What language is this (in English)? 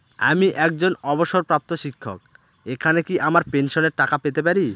Bangla